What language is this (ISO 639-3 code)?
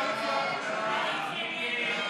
heb